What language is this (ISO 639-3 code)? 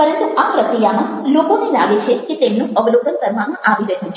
guj